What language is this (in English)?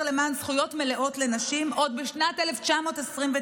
Hebrew